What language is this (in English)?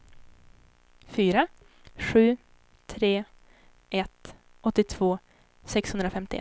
Swedish